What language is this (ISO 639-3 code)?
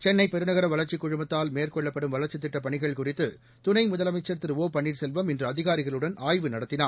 tam